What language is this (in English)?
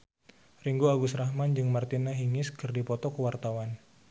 Sundanese